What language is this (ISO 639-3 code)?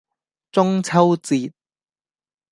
yue